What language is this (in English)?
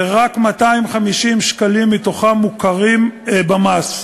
Hebrew